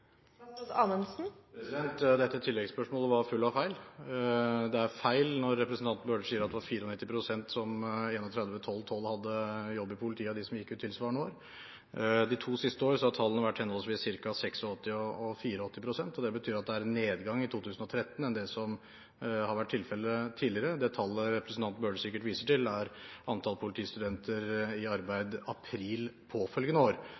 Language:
Norwegian Bokmål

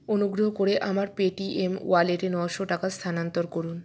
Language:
Bangla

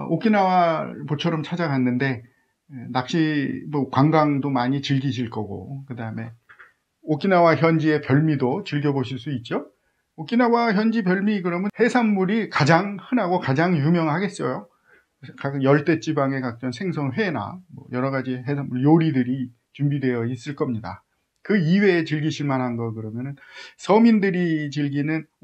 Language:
Korean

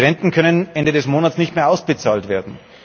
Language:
German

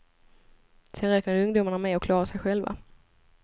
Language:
Swedish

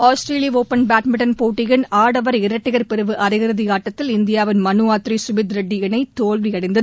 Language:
Tamil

